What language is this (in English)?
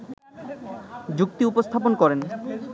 Bangla